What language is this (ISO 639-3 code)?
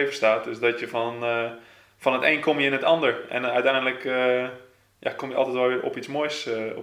nld